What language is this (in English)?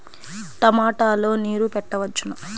Telugu